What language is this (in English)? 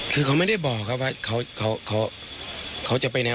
Thai